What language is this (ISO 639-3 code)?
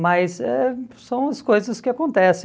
por